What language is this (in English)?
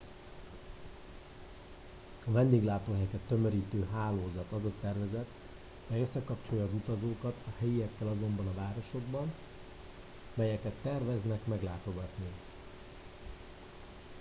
Hungarian